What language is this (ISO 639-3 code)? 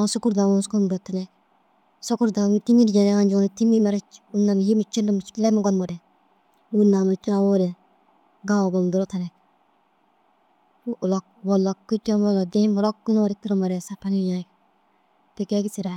dzg